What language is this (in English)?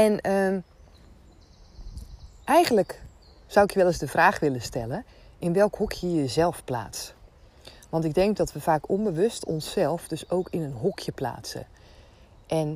Dutch